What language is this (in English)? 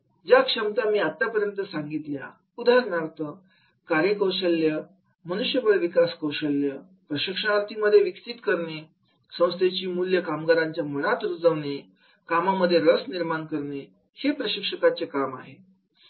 Marathi